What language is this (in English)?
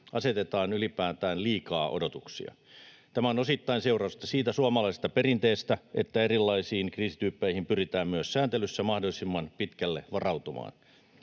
Finnish